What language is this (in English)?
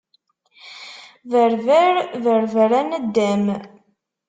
Kabyle